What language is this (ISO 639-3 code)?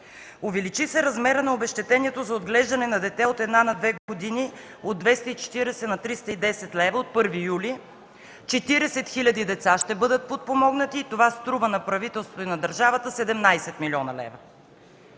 bul